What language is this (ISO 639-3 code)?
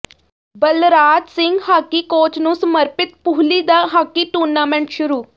pan